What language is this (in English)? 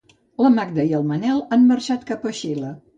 Catalan